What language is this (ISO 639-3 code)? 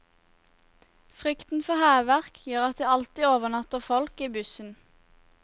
nor